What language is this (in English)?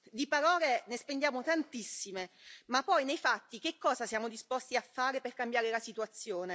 Italian